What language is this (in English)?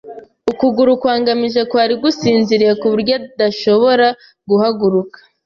Kinyarwanda